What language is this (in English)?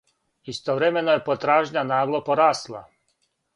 Serbian